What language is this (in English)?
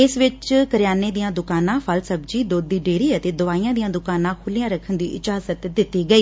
Punjabi